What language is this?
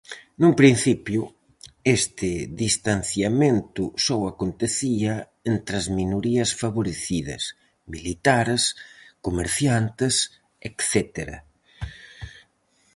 Galician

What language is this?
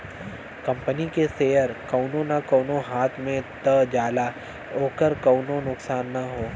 Bhojpuri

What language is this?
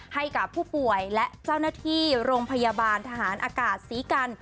Thai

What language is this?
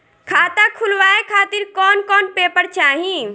Bhojpuri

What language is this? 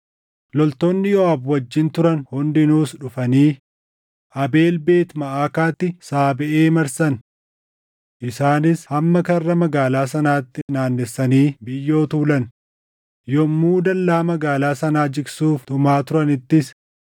Oromo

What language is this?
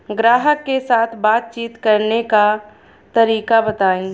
Bhojpuri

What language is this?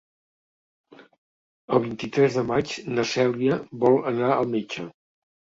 Catalan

